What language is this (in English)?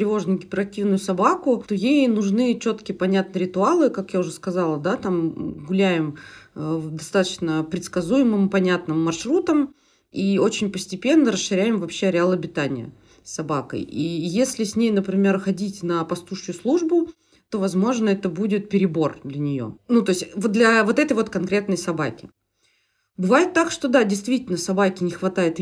Russian